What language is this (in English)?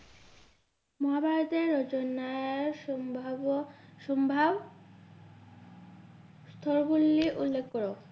Bangla